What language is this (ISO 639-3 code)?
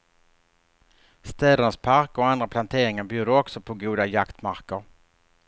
swe